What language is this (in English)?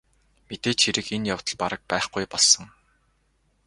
Mongolian